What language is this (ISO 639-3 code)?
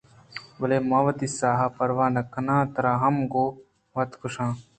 bgp